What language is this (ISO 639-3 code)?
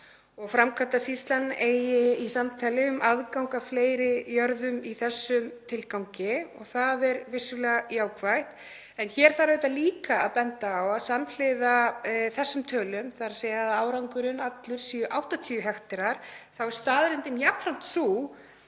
isl